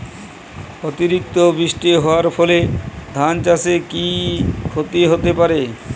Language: Bangla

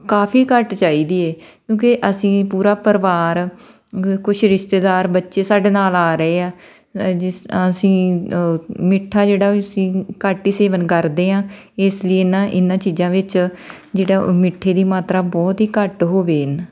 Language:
Punjabi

